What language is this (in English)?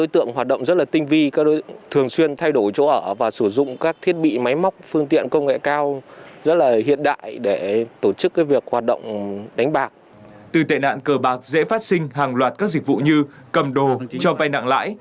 Vietnamese